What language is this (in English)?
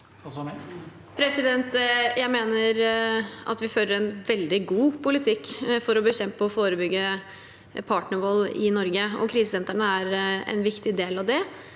Norwegian